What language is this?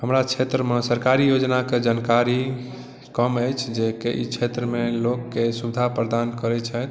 Maithili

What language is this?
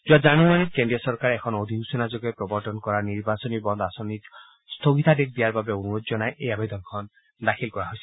Assamese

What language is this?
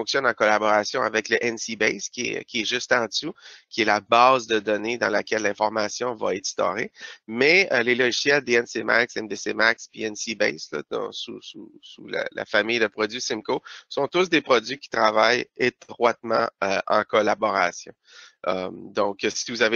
French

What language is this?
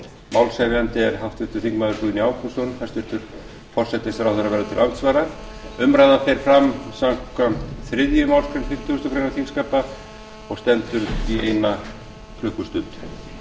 Icelandic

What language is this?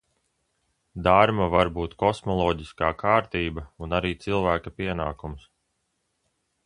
Latvian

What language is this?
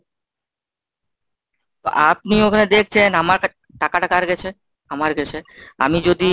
Bangla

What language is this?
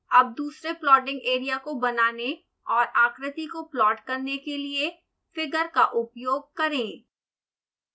Hindi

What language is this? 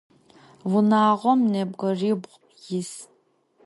Adyghe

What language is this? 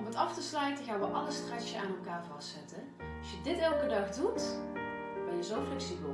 Dutch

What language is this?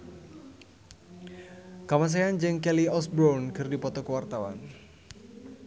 Sundanese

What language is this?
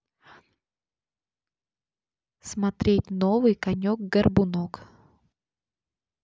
Russian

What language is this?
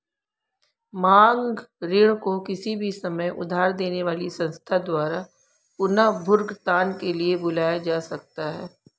Hindi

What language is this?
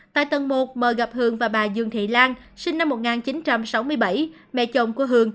Vietnamese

